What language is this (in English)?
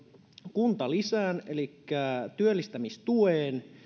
Finnish